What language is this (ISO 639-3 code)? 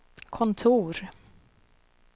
swe